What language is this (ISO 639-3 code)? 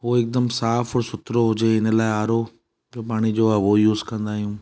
snd